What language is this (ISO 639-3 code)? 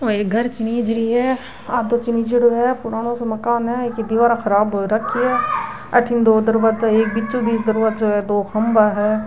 mwr